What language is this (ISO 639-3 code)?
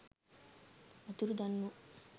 sin